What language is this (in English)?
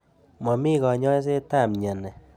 Kalenjin